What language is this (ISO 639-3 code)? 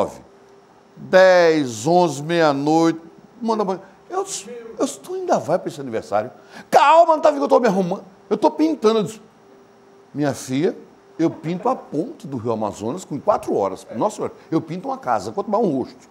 por